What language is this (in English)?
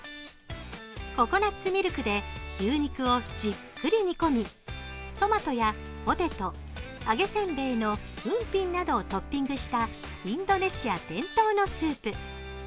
Japanese